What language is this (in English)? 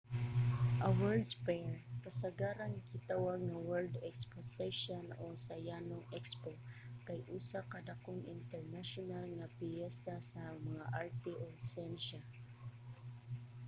Cebuano